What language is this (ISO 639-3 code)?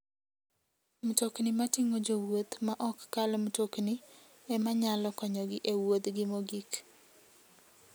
luo